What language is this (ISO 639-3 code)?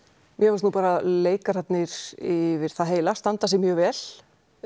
isl